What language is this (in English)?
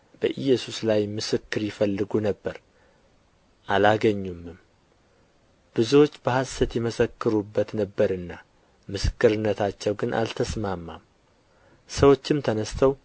Amharic